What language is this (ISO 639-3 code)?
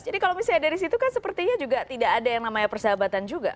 ind